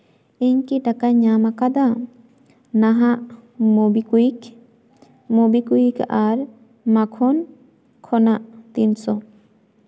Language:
Santali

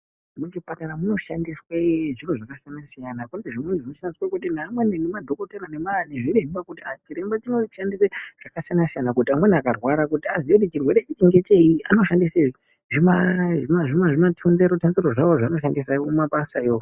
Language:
Ndau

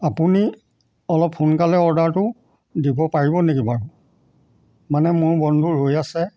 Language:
Assamese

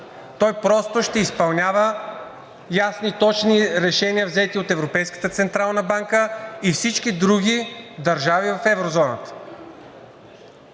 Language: Bulgarian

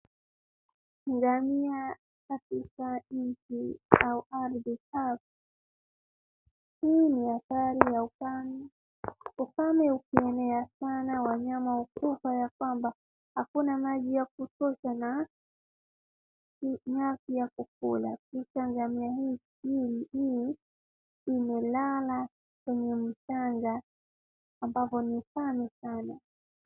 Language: Swahili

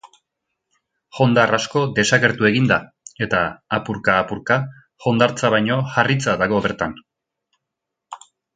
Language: Basque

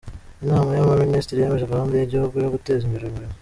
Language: Kinyarwanda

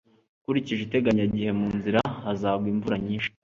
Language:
Kinyarwanda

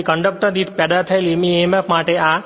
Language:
Gujarati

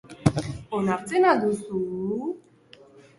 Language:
Basque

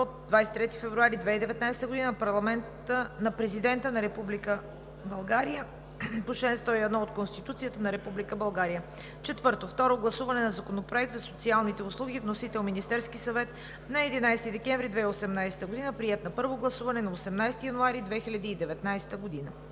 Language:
Bulgarian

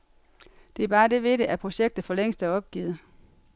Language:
Danish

